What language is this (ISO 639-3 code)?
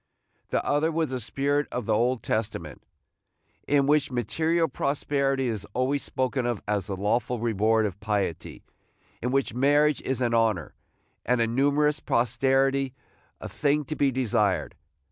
eng